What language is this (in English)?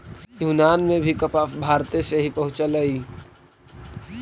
Magahi